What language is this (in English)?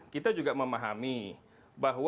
Indonesian